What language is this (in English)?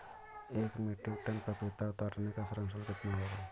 Hindi